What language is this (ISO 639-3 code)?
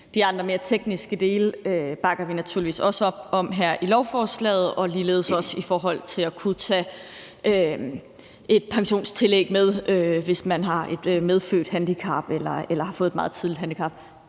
dan